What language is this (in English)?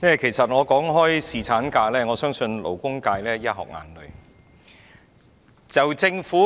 Cantonese